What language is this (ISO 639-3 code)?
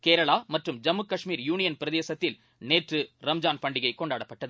tam